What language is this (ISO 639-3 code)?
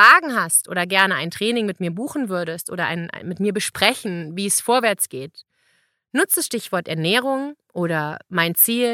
deu